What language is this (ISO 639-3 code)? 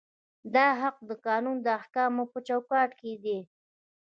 pus